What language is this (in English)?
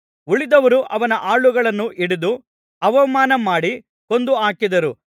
Kannada